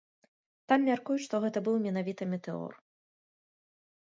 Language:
Belarusian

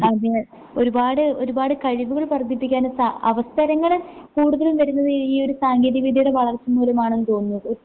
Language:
Malayalam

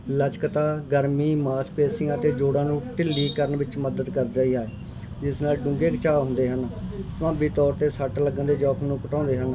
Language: Punjabi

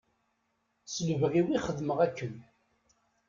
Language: Kabyle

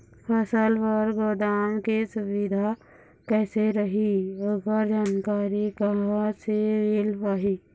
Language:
Chhattisgarhi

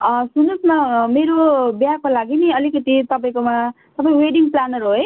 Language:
Nepali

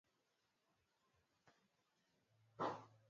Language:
Swahili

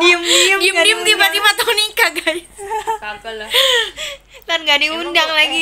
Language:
Indonesian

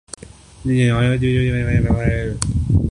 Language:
Urdu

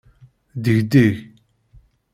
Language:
Kabyle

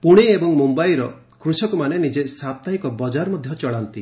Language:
Odia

